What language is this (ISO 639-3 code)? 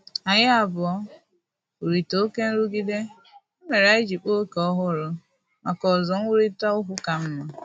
ibo